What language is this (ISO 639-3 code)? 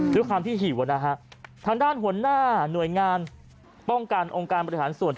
tha